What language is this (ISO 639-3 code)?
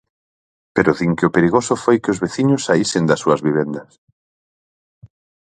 glg